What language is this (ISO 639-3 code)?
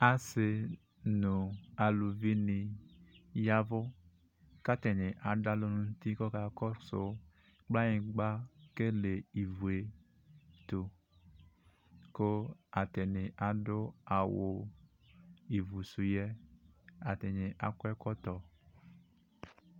kpo